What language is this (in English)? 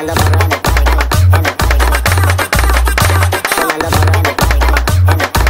Thai